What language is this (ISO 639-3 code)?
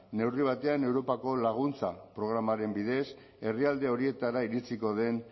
eus